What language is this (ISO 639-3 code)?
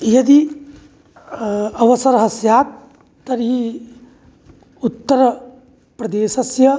san